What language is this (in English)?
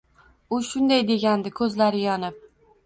Uzbek